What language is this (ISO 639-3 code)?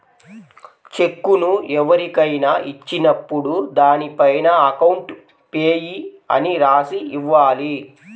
tel